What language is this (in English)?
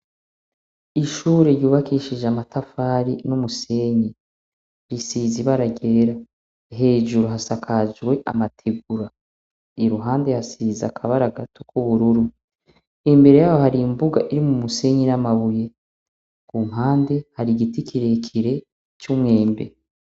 Rundi